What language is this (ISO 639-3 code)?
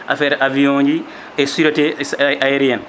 ful